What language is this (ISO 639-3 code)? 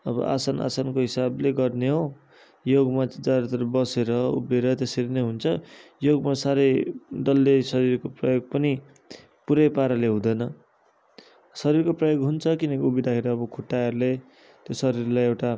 nep